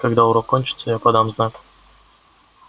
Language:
Russian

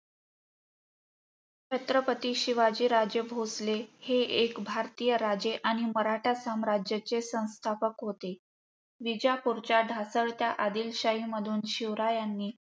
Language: Marathi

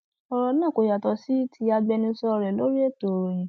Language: Yoruba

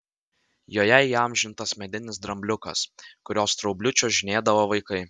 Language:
Lithuanian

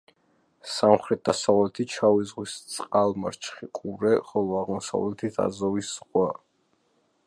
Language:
Georgian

